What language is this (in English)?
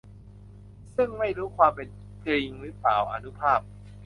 Thai